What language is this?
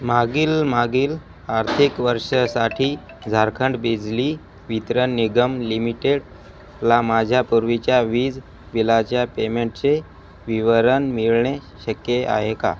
Marathi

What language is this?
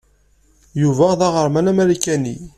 Kabyle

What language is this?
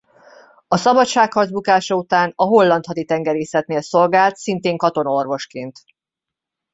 Hungarian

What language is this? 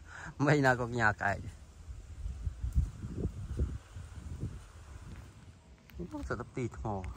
Vietnamese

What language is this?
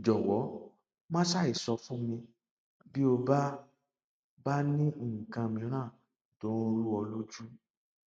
Yoruba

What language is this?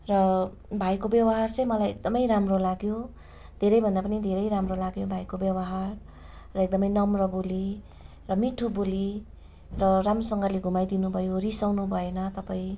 Nepali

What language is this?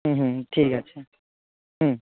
Bangla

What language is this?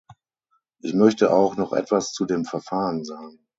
German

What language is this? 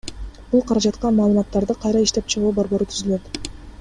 Kyrgyz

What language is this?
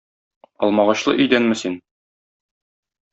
Tatar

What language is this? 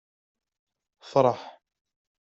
Kabyle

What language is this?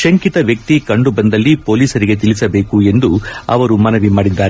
Kannada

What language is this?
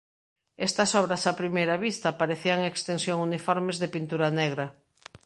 Galician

